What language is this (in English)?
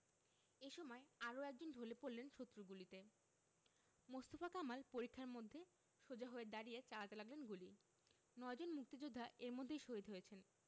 Bangla